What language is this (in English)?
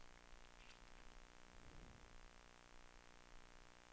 Swedish